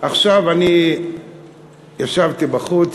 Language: Hebrew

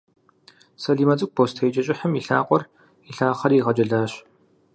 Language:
Kabardian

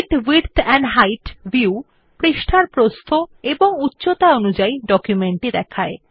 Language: Bangla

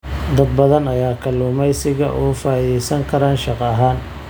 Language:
Somali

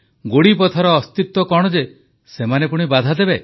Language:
Odia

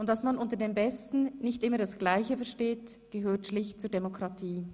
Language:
Swiss German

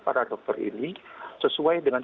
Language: Indonesian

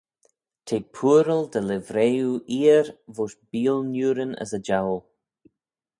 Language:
Manx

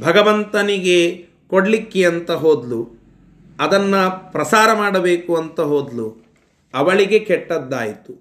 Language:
Kannada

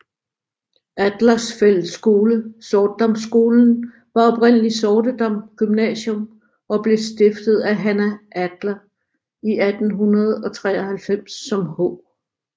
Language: Danish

